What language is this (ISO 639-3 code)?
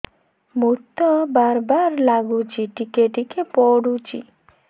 ori